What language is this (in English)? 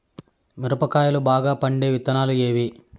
Telugu